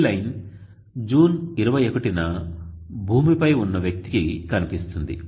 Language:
Telugu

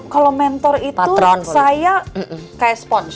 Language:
Indonesian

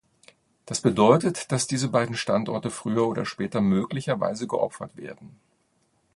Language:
German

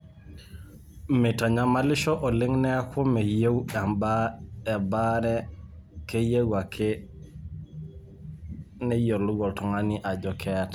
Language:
Masai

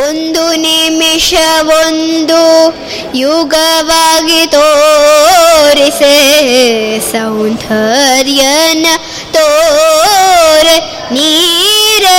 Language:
Kannada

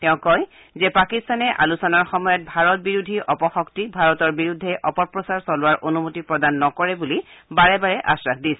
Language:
Assamese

